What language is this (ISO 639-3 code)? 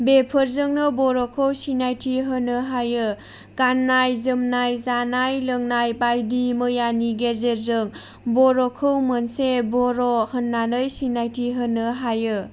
brx